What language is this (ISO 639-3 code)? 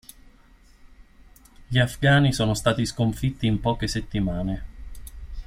ita